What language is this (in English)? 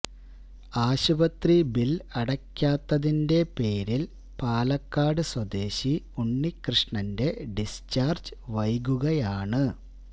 Malayalam